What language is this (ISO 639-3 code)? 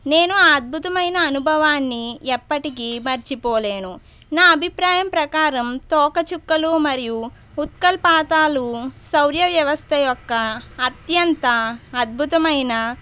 tel